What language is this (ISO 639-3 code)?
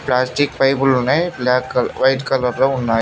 tel